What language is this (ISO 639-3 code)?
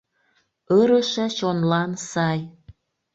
chm